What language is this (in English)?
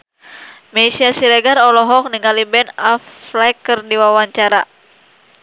Sundanese